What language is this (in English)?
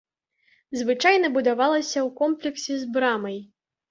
Belarusian